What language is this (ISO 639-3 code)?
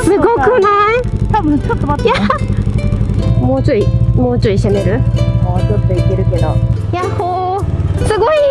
jpn